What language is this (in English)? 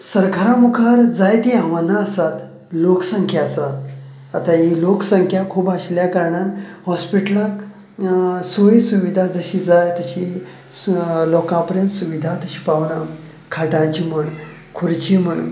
Konkani